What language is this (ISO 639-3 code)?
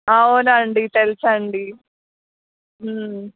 tel